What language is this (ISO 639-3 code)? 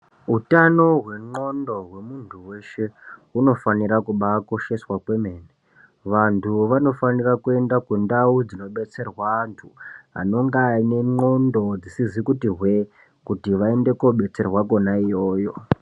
ndc